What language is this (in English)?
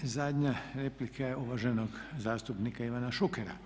Croatian